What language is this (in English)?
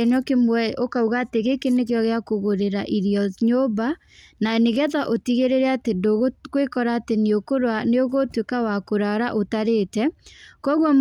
Kikuyu